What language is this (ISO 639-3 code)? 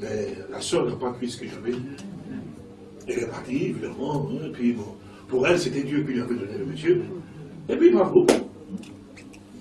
fra